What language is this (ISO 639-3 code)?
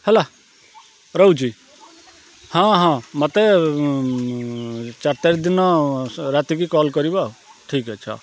ori